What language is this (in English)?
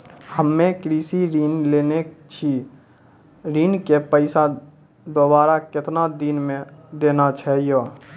Maithili